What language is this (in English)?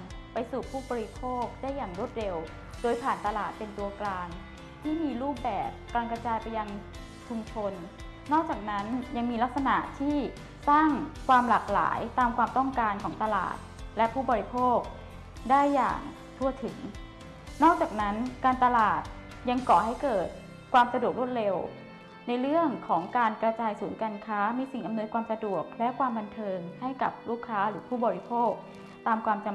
Thai